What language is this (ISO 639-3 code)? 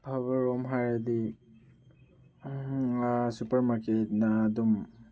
mni